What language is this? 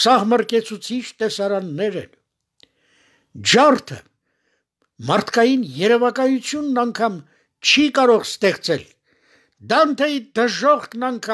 Turkish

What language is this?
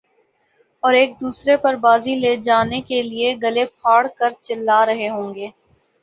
Urdu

